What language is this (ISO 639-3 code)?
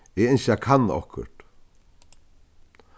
fao